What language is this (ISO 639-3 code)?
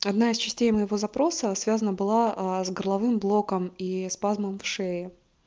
rus